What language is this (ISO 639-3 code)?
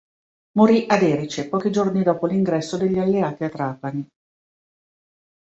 ita